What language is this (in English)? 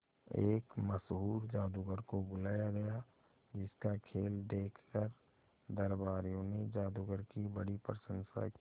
Hindi